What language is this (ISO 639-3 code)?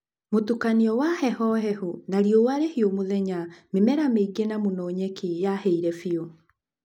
kik